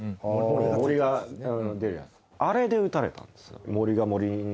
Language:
Japanese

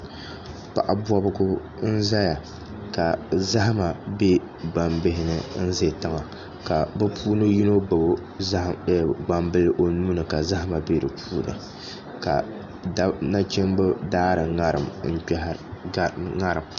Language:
Dagbani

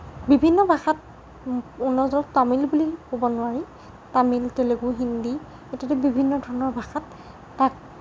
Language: Assamese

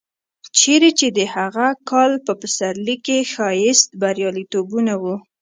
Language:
Pashto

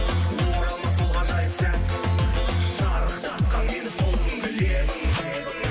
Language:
Kazakh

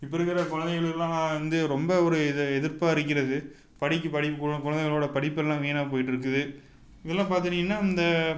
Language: Tamil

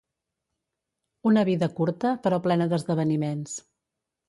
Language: Catalan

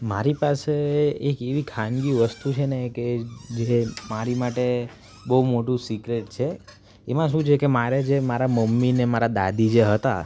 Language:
Gujarati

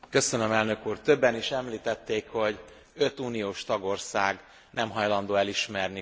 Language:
Hungarian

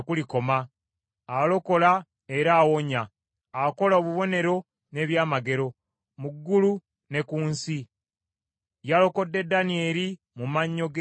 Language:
Ganda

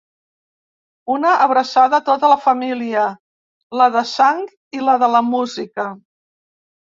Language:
Catalan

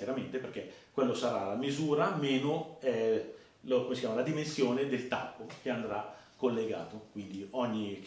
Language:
Italian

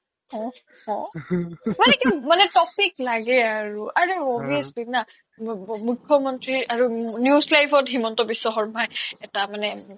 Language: Assamese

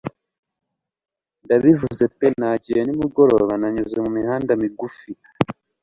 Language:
Kinyarwanda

